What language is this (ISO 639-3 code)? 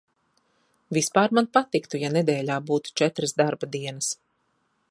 lav